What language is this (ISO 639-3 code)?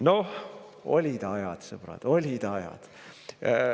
est